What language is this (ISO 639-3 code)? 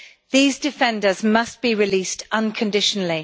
eng